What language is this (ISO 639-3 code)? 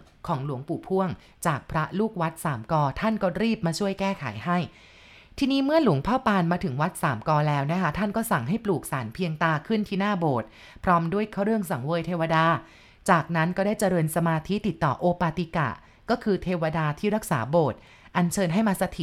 tha